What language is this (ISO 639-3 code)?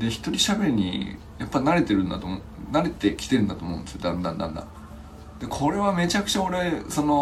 jpn